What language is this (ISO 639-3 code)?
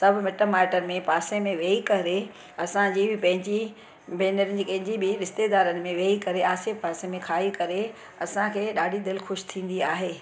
snd